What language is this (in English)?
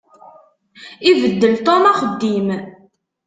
Kabyle